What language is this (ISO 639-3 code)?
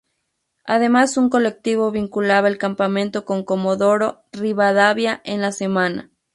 spa